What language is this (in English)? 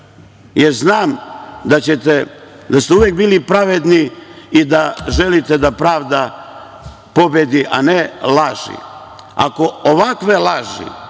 Serbian